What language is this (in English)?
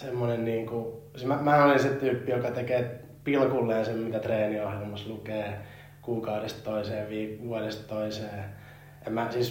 Finnish